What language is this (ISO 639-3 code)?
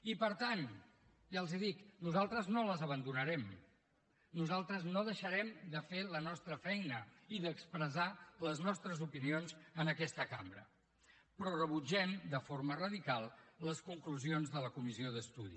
cat